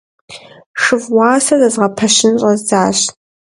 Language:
Kabardian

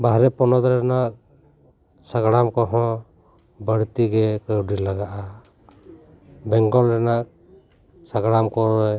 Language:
Santali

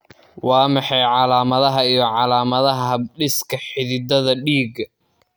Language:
Somali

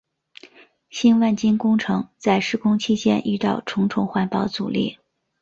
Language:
Chinese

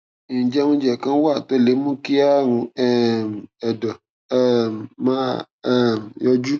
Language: Yoruba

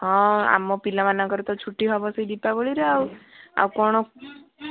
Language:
Odia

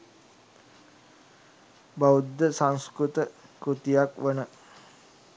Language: Sinhala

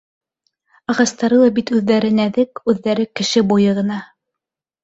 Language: Bashkir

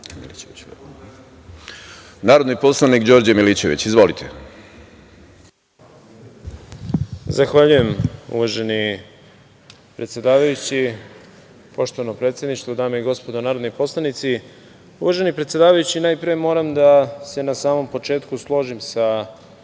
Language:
Serbian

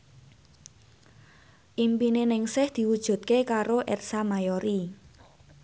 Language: Javanese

